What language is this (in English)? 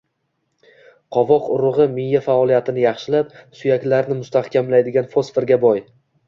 Uzbek